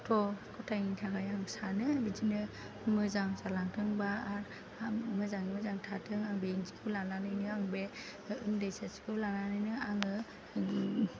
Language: Bodo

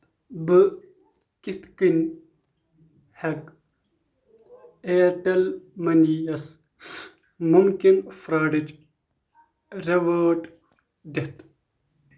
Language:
Kashmiri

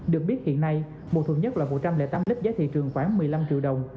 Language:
Vietnamese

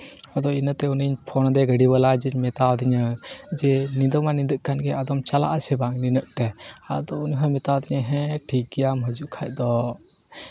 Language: Santali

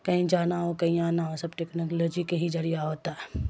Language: Urdu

